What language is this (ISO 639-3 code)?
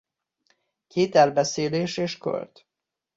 hun